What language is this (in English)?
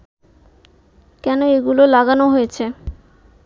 Bangla